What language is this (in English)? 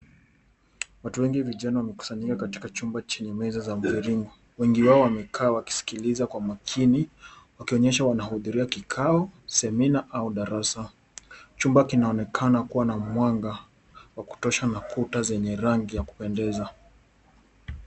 Swahili